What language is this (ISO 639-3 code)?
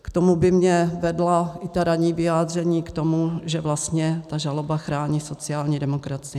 ces